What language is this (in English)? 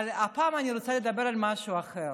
Hebrew